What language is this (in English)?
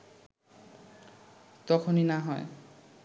Bangla